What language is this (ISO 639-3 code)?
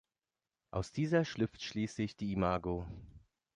deu